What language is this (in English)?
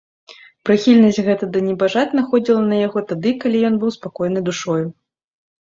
Belarusian